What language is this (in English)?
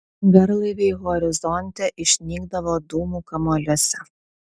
Lithuanian